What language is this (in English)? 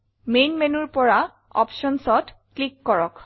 Assamese